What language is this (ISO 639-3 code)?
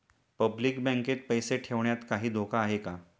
mar